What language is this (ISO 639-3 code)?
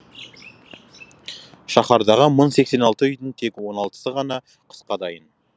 kaz